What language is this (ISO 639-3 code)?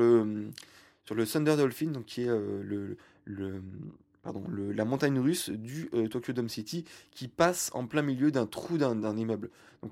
fra